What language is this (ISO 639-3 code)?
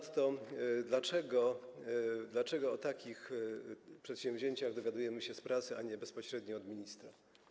pol